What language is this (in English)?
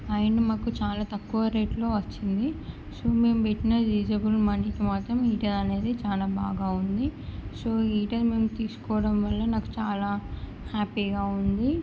Telugu